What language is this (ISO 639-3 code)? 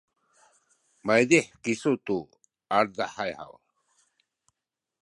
szy